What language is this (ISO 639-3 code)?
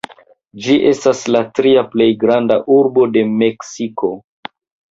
epo